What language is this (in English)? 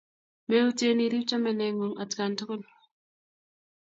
Kalenjin